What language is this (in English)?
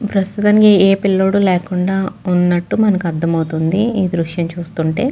Telugu